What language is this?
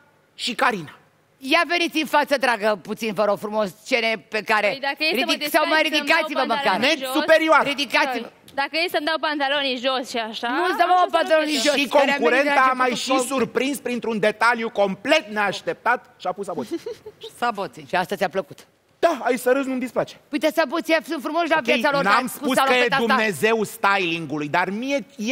Romanian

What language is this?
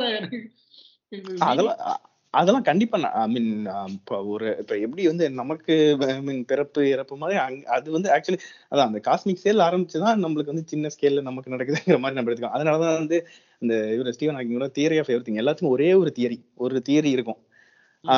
Tamil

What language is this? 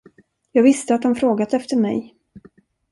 Swedish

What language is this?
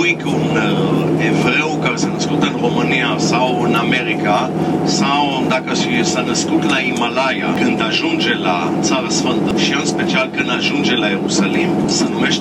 Romanian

